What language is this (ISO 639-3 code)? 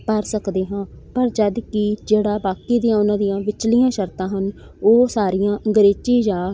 pan